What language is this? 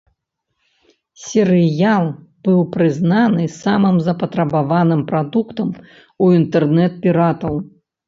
Belarusian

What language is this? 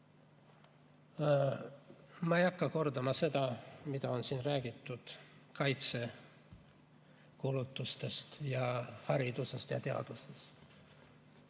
Estonian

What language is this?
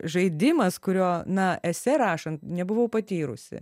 Lithuanian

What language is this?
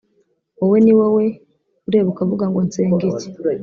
Kinyarwanda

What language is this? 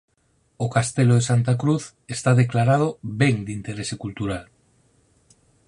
Galician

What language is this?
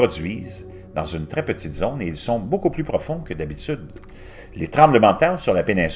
French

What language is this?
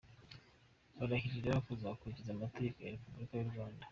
Kinyarwanda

